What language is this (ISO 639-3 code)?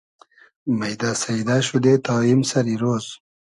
haz